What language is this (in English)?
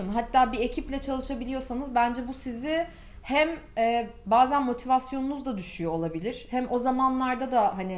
Turkish